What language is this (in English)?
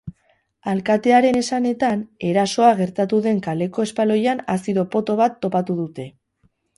Basque